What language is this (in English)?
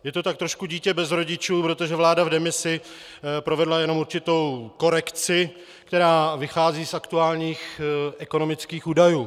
Czech